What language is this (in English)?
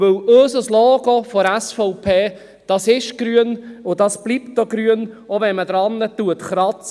Swiss German